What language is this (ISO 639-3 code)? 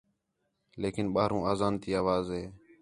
xhe